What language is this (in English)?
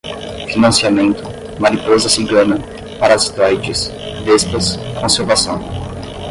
Portuguese